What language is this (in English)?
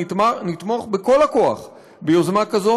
Hebrew